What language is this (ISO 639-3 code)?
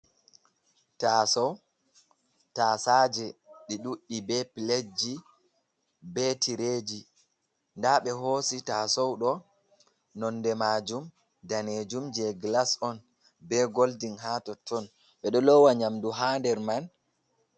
ful